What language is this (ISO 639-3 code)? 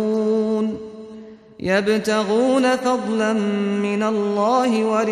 fas